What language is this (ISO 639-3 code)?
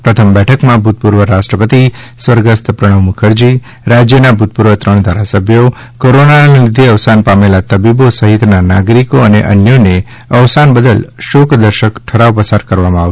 guj